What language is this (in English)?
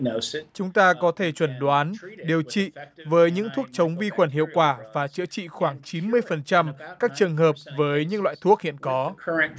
Vietnamese